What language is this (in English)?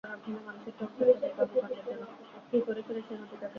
Bangla